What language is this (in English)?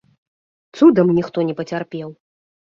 Belarusian